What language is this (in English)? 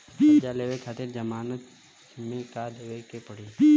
Bhojpuri